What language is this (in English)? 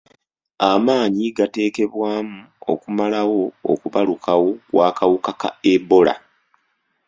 Ganda